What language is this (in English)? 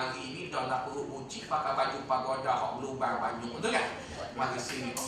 Malay